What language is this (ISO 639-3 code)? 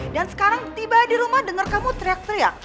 ind